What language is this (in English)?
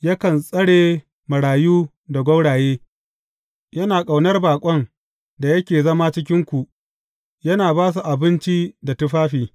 Hausa